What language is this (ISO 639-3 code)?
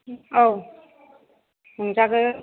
brx